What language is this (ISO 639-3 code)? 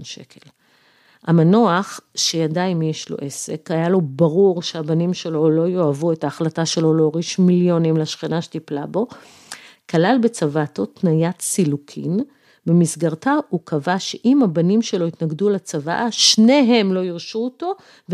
heb